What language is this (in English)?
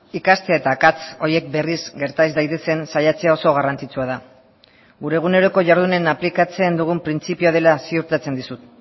Basque